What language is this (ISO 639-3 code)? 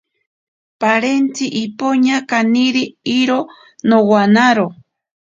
prq